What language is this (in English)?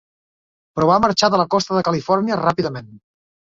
Catalan